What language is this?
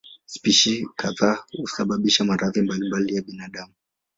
Swahili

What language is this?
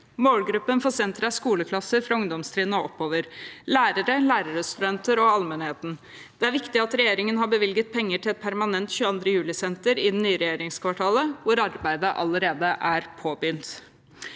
Norwegian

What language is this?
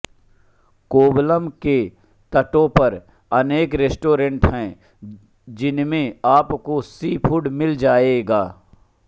Hindi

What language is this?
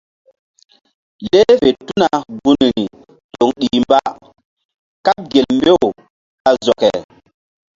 Mbum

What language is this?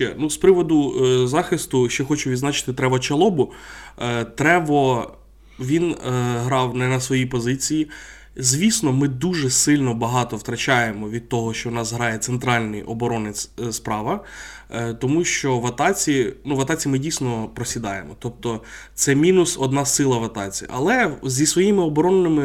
Ukrainian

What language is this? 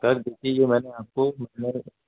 Urdu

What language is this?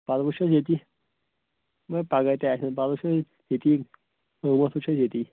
Kashmiri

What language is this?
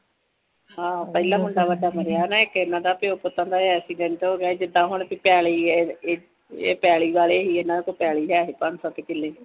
Punjabi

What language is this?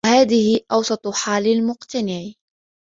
Arabic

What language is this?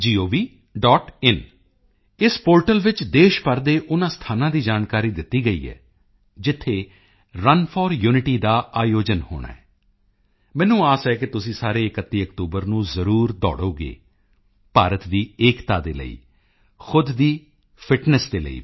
Punjabi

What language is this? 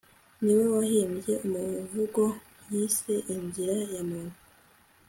Kinyarwanda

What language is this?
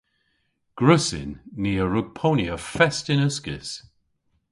Cornish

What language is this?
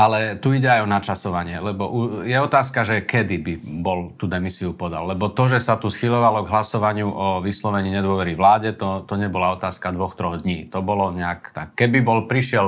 Slovak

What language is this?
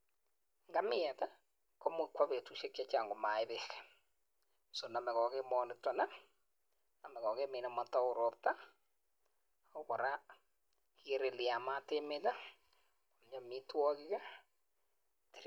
Kalenjin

